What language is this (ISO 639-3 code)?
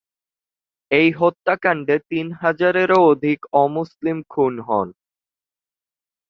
ben